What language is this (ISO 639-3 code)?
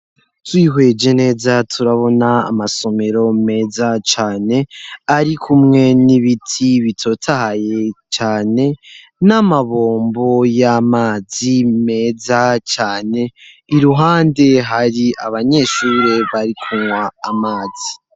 run